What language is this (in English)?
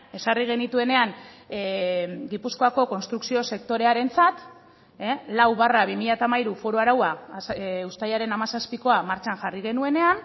Basque